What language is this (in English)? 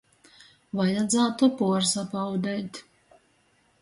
Latgalian